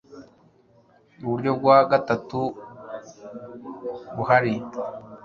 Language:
Kinyarwanda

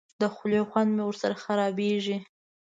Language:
Pashto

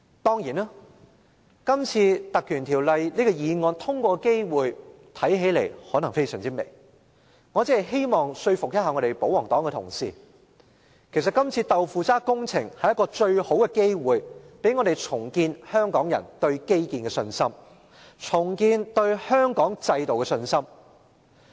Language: Cantonese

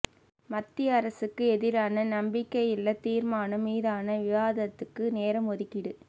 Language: Tamil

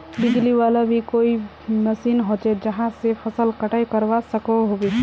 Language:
Magahi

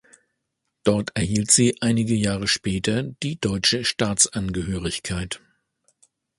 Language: German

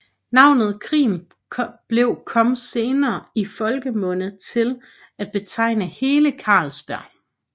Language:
Danish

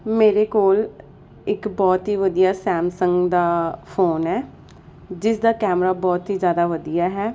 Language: Punjabi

